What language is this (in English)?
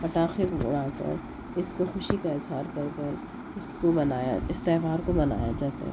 Urdu